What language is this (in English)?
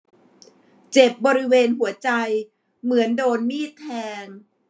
Thai